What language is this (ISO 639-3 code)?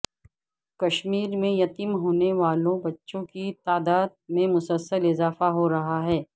urd